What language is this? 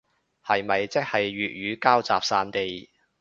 Cantonese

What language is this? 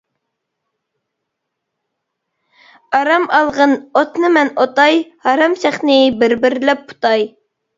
Uyghur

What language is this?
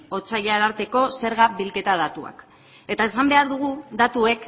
Basque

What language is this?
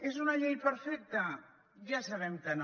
Catalan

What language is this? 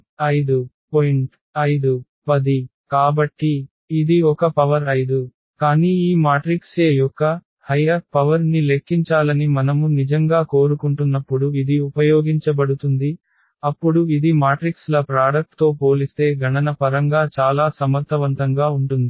Telugu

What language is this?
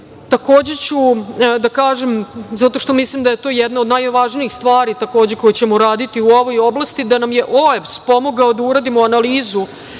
Serbian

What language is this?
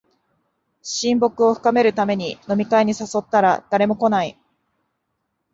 Japanese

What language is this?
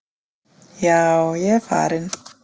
Icelandic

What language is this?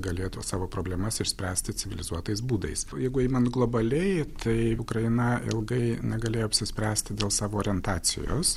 Lithuanian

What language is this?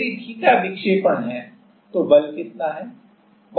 Hindi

